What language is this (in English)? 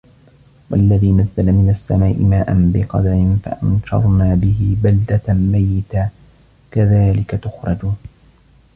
Arabic